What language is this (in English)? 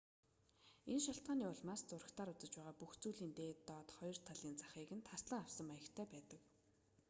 Mongolian